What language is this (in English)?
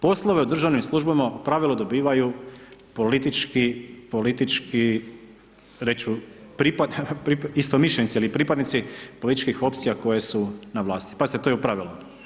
Croatian